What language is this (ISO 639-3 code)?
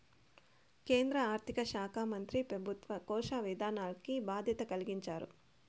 tel